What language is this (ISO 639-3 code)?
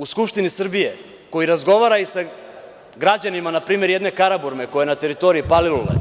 srp